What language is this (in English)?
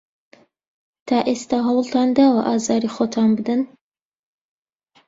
Central Kurdish